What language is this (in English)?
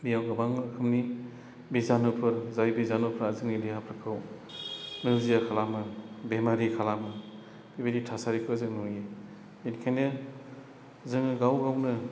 Bodo